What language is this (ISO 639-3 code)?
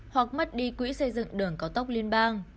vie